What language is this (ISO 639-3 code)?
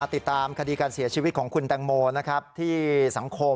tha